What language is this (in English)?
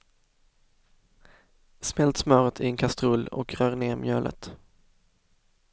Swedish